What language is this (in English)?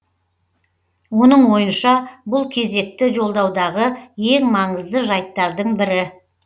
Kazakh